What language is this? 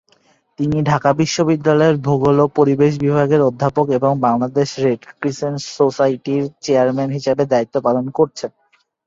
Bangla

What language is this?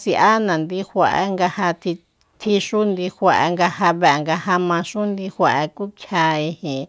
Soyaltepec Mazatec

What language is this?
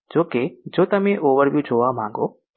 Gujarati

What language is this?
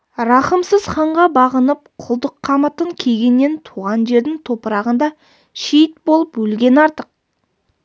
Kazakh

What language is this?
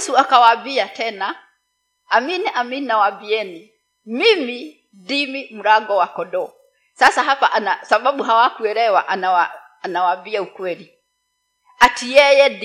Swahili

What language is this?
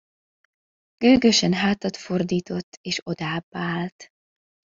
Hungarian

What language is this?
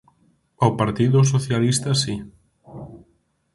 Galician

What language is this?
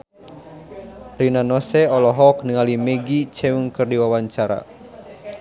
Sundanese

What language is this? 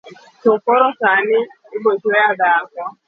Luo (Kenya and Tanzania)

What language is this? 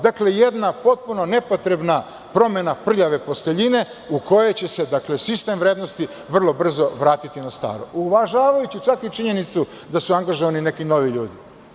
Serbian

